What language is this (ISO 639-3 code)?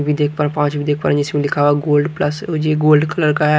hin